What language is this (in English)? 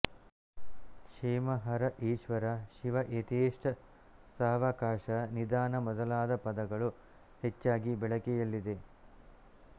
Kannada